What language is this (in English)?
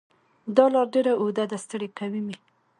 Pashto